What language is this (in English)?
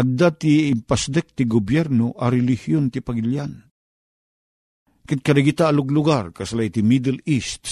Filipino